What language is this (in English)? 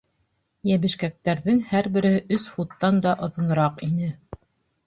Bashkir